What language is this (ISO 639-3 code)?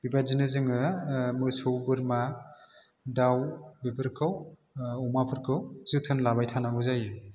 brx